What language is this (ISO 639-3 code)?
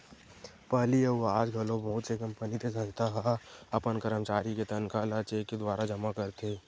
hne